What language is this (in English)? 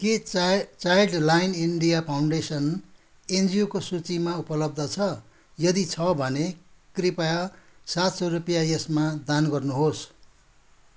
Nepali